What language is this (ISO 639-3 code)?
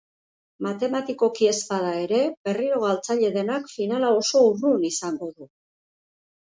eus